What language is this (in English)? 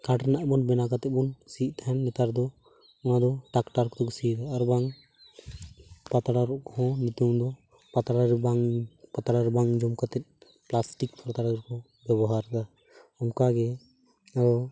Santali